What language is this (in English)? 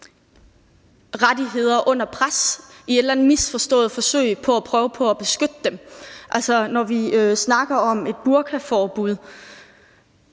Danish